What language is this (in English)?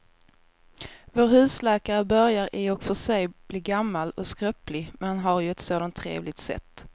Swedish